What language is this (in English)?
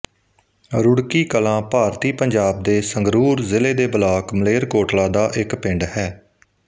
Punjabi